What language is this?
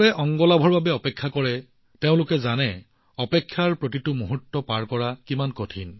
Assamese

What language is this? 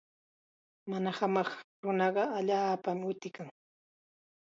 Chiquián Ancash Quechua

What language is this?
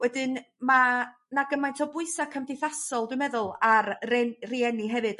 Welsh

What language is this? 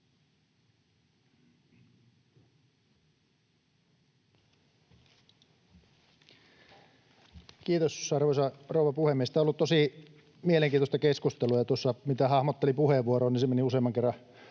Finnish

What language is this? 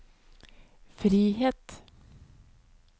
Norwegian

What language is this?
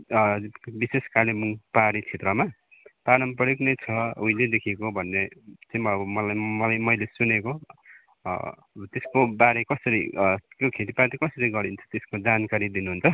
Nepali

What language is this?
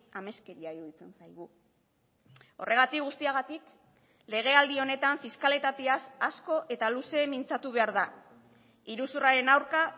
Basque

